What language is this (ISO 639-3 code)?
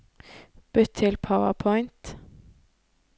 nor